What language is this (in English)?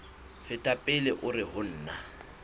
Southern Sotho